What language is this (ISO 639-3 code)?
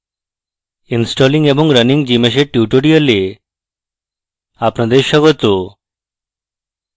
ben